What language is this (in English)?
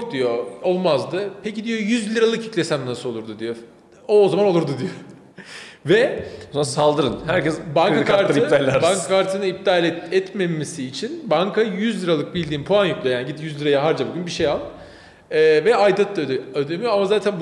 Turkish